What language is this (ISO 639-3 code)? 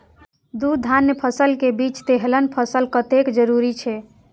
mai